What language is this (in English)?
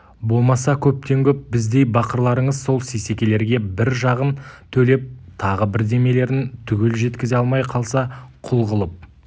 Kazakh